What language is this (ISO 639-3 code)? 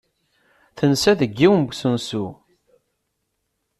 kab